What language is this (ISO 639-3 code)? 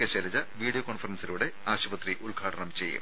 mal